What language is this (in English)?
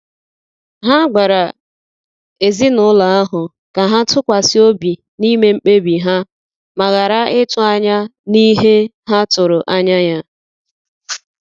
Igbo